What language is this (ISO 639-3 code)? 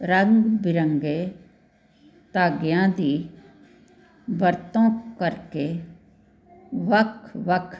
pan